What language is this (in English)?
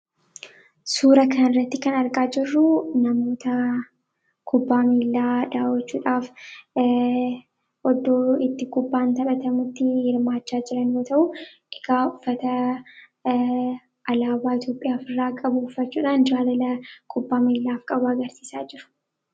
Oromo